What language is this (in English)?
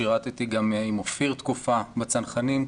Hebrew